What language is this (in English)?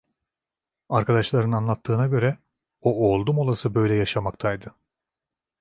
Turkish